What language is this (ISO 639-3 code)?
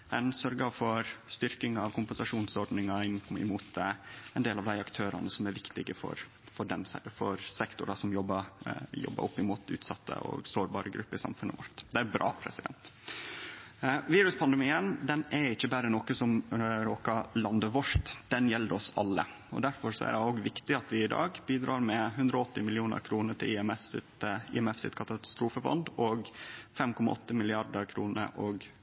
nno